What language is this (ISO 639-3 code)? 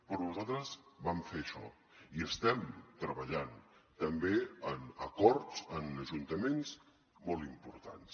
cat